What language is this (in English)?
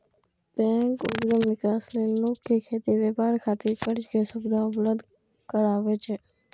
Maithili